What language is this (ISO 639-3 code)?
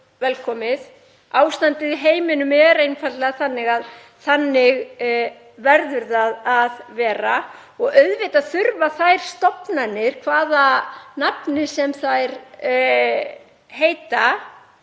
isl